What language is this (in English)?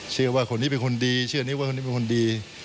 Thai